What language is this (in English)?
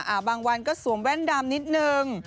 Thai